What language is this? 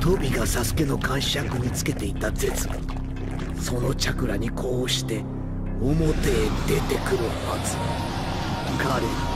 Japanese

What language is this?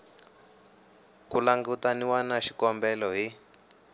Tsonga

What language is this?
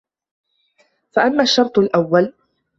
Arabic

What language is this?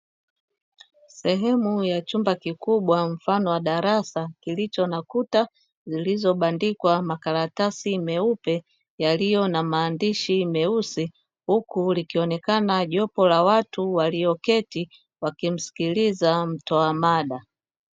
Swahili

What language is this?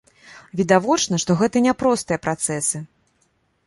Belarusian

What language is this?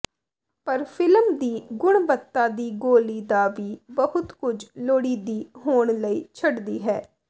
Punjabi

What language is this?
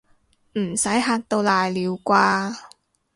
Cantonese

